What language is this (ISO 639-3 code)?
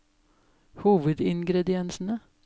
nor